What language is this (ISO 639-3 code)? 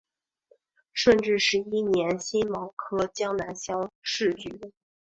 zho